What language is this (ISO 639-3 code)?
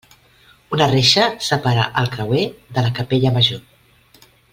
cat